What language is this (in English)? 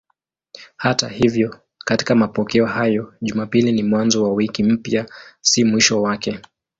Swahili